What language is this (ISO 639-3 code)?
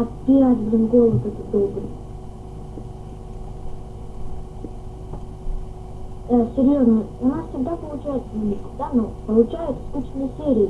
rus